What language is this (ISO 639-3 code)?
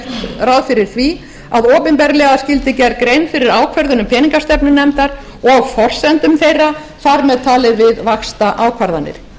isl